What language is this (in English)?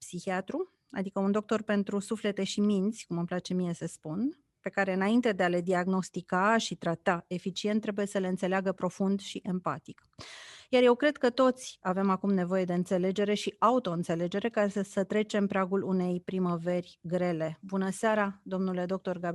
Romanian